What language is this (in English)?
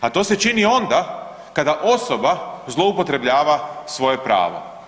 Croatian